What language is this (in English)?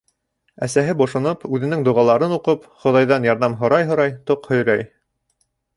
Bashkir